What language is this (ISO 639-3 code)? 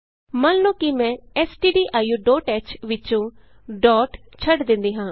pan